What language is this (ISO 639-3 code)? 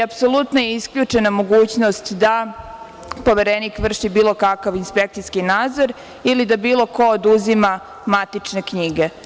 srp